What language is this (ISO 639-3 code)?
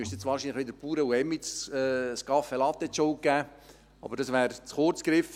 gsw